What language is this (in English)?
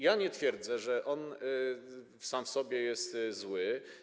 Polish